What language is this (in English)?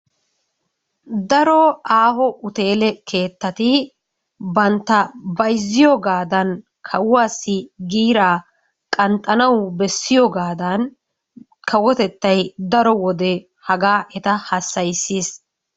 Wolaytta